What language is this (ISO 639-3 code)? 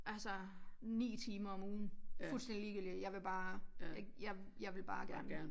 dan